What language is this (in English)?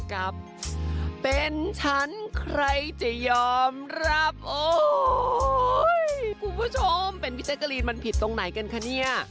Thai